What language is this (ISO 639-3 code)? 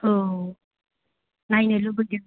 brx